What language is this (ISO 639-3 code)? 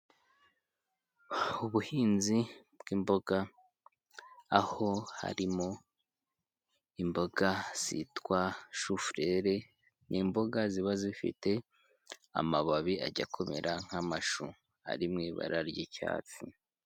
kin